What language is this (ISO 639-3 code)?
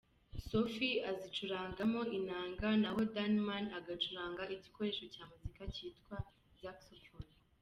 kin